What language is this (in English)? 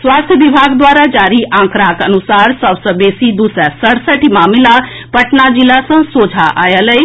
Maithili